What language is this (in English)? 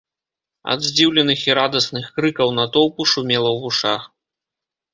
Belarusian